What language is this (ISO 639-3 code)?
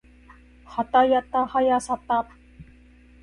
jpn